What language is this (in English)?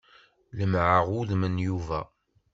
Kabyle